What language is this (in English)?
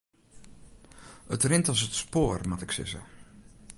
Western Frisian